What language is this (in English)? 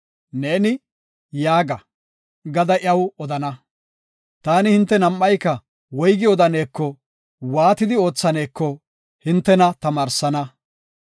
Gofa